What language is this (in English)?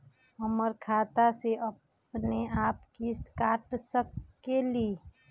Magahi